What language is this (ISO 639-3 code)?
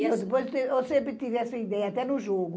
por